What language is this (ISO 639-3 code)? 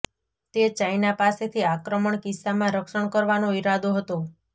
guj